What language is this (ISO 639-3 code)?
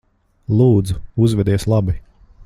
lav